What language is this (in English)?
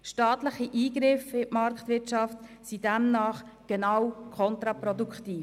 Swiss German